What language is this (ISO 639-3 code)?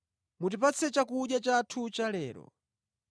nya